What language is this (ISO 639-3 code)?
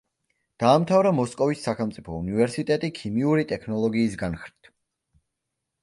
kat